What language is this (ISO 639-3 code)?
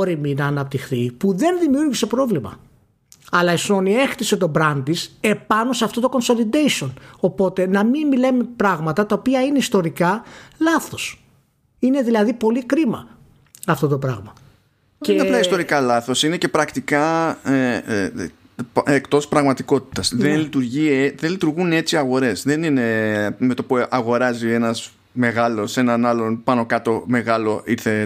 ell